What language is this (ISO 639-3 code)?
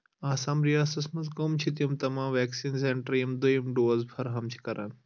kas